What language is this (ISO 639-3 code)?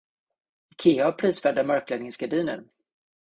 swe